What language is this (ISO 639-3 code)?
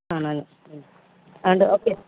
mal